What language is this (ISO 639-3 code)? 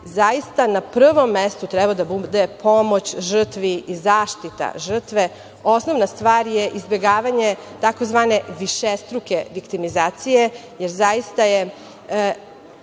srp